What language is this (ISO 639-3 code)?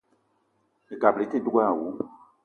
eto